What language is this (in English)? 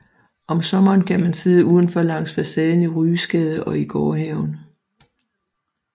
Danish